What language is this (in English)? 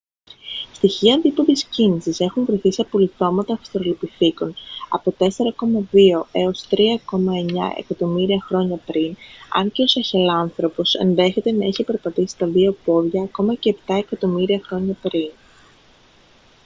Greek